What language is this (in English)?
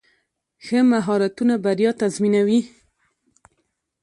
Pashto